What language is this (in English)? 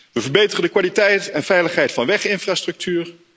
Dutch